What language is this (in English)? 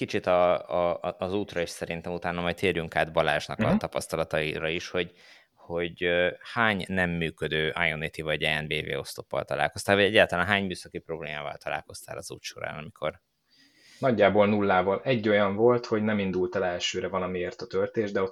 Hungarian